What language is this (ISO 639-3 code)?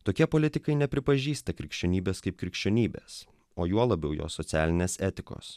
lit